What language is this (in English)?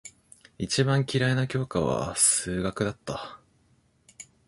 Japanese